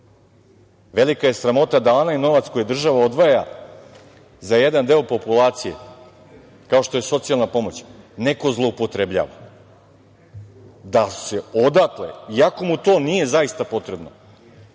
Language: Serbian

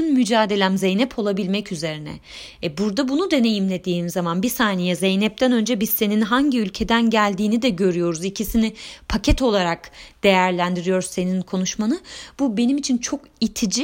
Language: Turkish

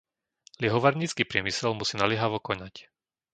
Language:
Slovak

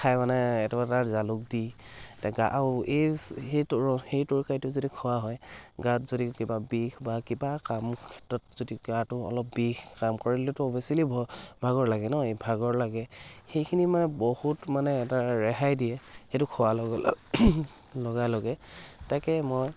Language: Assamese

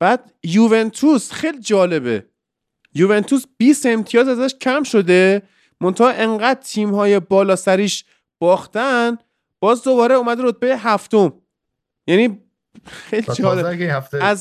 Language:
Persian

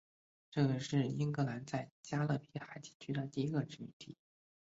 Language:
Chinese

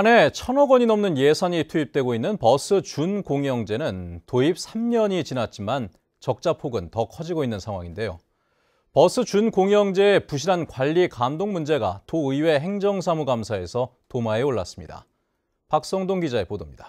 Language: Korean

